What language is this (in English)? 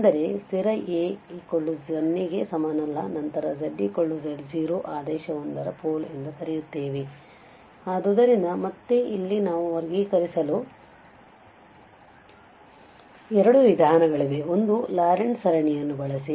Kannada